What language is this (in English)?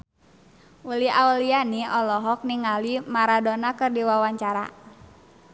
Sundanese